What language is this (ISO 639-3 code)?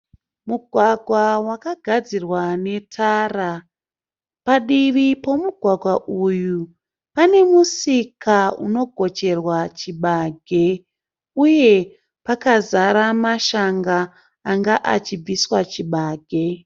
sna